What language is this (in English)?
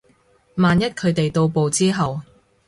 Cantonese